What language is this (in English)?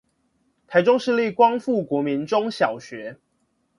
Chinese